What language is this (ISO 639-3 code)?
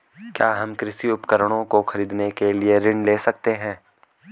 hin